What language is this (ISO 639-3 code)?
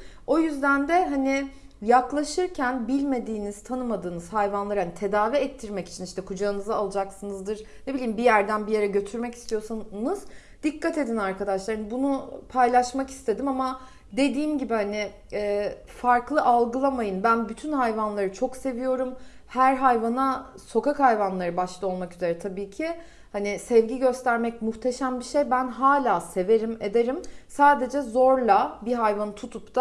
tur